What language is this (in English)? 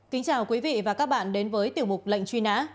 Vietnamese